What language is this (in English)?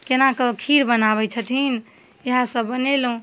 Maithili